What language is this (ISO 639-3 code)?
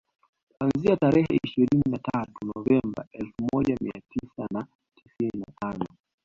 swa